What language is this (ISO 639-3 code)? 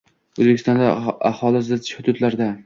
uzb